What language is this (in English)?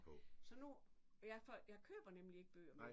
Danish